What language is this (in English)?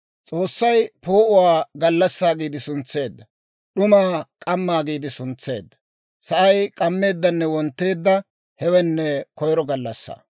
Dawro